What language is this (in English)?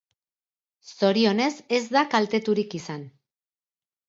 Basque